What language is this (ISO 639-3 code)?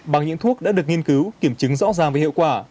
vie